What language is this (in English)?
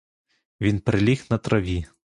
Ukrainian